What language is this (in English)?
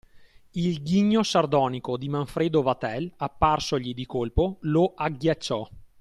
Italian